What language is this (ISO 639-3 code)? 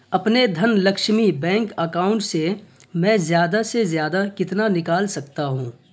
urd